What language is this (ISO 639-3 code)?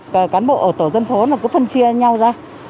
vie